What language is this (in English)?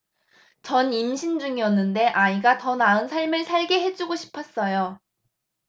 Korean